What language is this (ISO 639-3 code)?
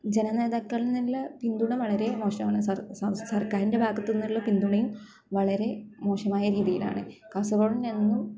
mal